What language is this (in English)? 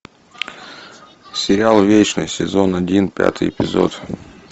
Russian